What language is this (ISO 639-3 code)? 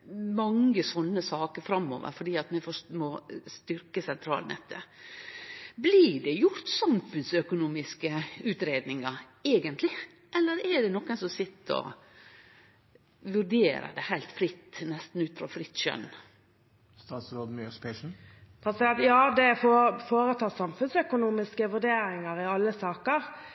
nor